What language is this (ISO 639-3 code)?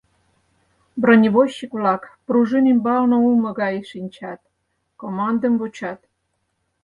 chm